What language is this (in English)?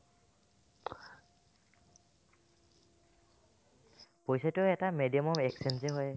Assamese